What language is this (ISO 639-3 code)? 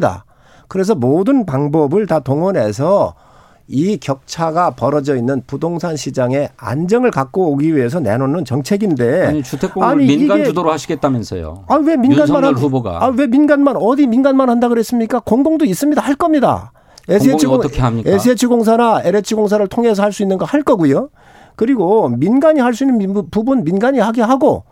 kor